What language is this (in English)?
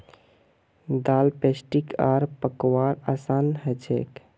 Magahi